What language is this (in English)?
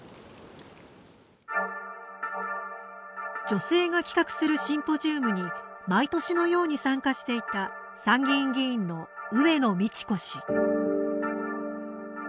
Japanese